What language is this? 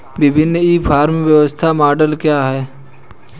Hindi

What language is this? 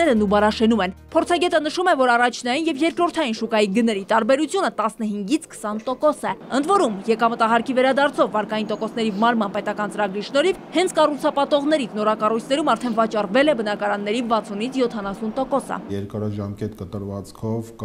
Turkish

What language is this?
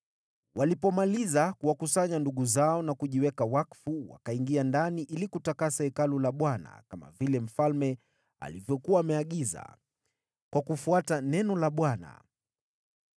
Swahili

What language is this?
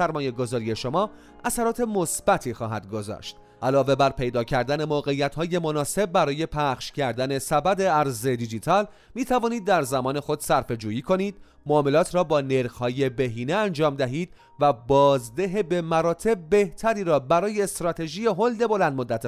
Persian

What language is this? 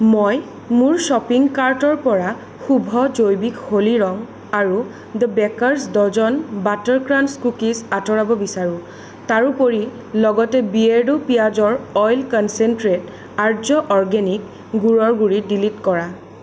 Assamese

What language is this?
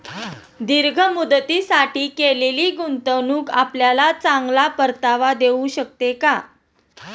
Marathi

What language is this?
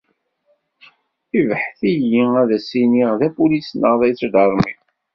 Kabyle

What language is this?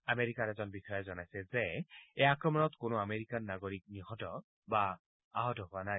Assamese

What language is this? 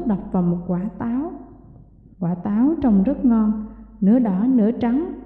Vietnamese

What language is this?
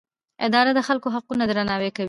Pashto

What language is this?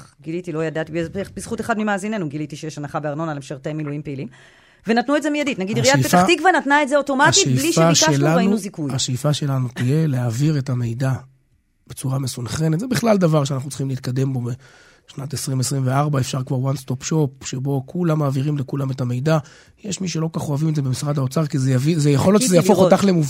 Hebrew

